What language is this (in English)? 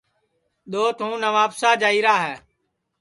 Sansi